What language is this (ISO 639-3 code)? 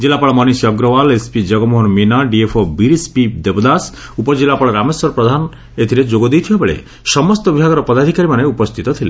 ori